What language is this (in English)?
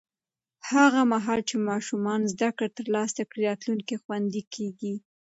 Pashto